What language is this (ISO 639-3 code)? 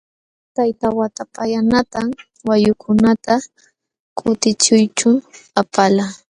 qxw